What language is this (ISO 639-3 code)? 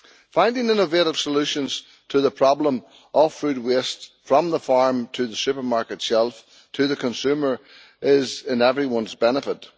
eng